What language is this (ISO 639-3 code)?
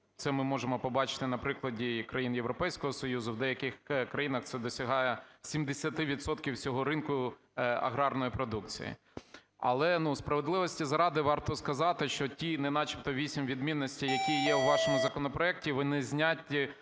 ukr